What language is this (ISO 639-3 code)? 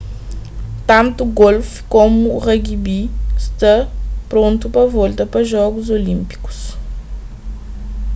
kea